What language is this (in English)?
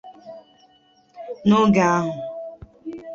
Igbo